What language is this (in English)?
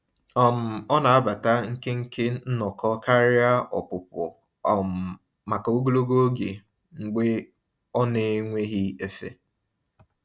Igbo